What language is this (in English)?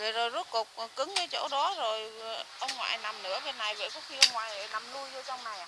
Vietnamese